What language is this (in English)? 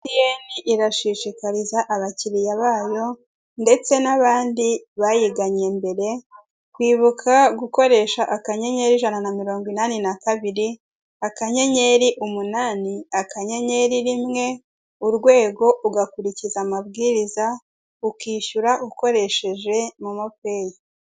Kinyarwanda